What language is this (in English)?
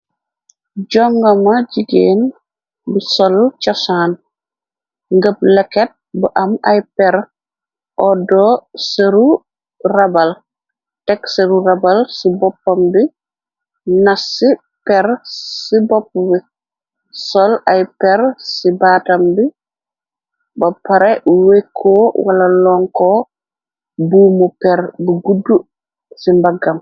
Wolof